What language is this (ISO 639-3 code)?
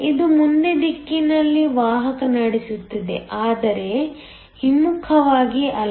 kan